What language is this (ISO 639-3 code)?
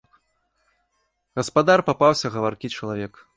bel